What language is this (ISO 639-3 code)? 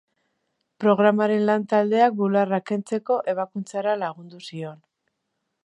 eus